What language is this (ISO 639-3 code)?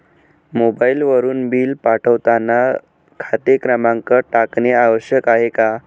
mar